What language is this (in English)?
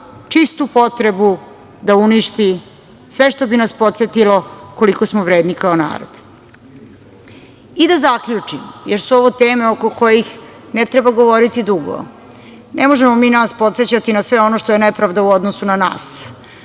Serbian